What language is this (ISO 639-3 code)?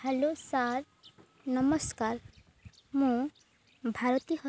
ori